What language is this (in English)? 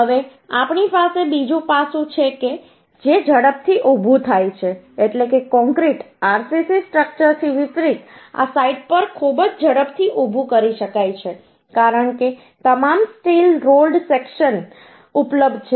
Gujarati